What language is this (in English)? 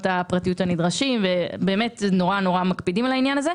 Hebrew